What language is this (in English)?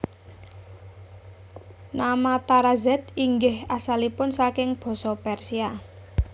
Javanese